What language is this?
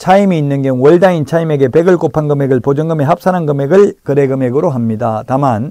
Korean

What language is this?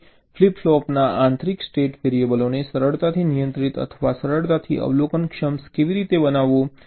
Gujarati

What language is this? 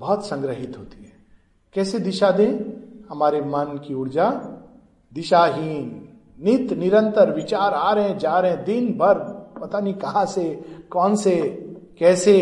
Hindi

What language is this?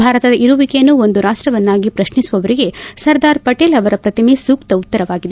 Kannada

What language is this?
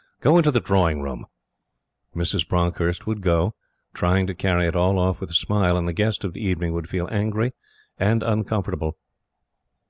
English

